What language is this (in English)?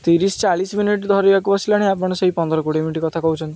Odia